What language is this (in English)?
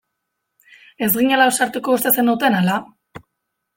Basque